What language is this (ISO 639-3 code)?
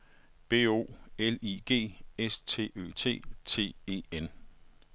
dan